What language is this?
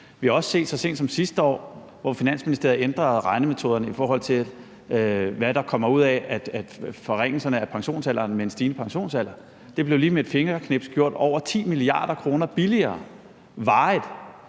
Danish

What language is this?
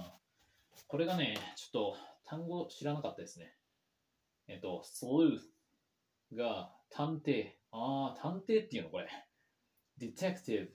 Japanese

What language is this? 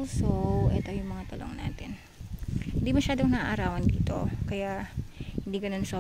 Filipino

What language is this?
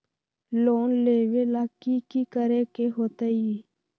Magahi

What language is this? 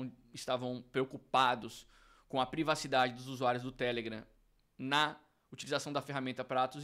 Portuguese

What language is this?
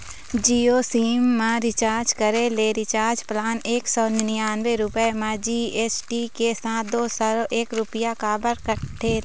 Chhattisgarhi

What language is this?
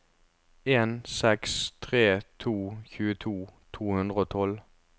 Norwegian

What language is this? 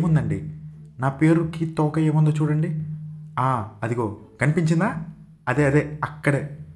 Telugu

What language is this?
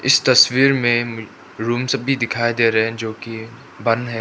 Hindi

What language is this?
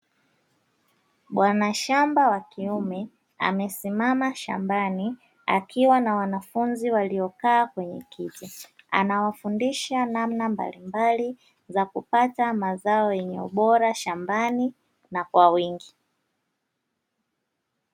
Swahili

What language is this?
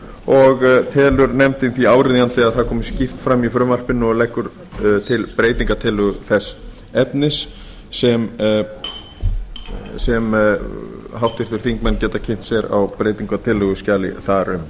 Icelandic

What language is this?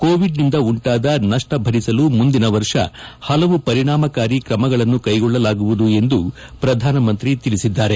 Kannada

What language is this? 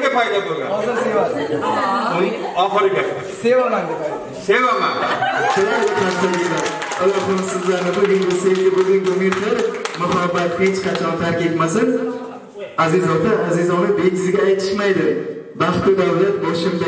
Turkish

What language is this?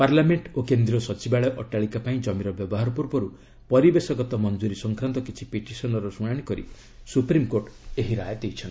Odia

